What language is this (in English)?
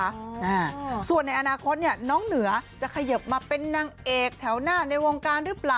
Thai